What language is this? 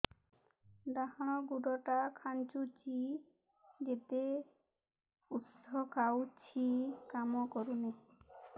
Odia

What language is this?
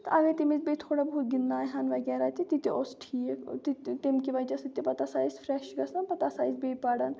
Kashmiri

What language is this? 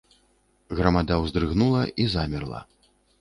Belarusian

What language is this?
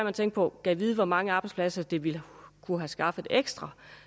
Danish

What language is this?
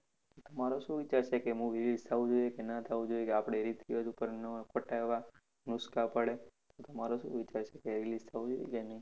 Gujarati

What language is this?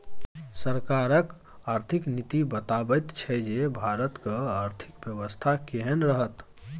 Maithili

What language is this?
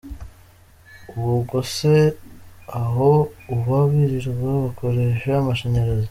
Kinyarwanda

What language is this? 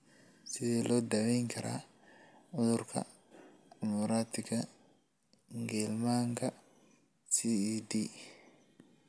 Somali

